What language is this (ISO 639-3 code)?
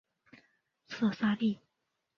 zho